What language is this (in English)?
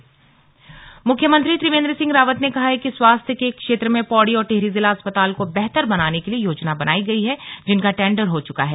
Hindi